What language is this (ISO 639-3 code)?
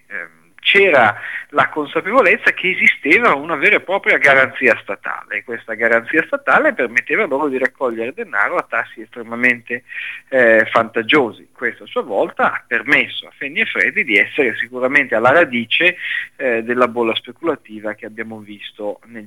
ita